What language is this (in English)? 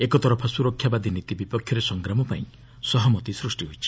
Odia